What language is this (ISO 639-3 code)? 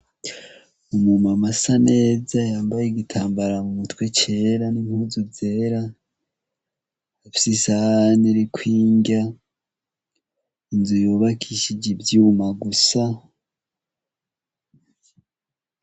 run